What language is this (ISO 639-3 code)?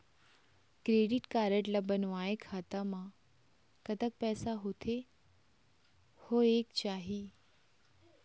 hne